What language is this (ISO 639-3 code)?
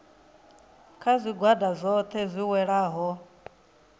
ven